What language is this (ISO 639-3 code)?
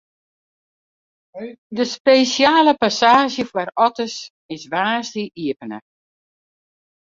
fry